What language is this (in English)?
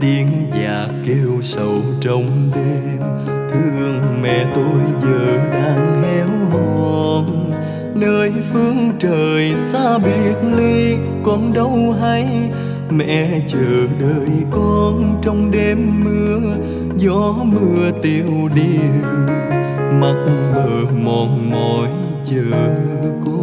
Vietnamese